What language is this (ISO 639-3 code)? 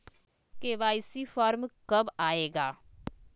mag